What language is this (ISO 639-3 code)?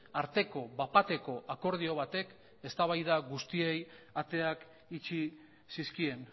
eus